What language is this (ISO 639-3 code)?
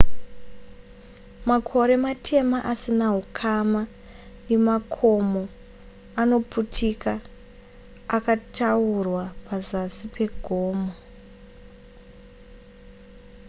sna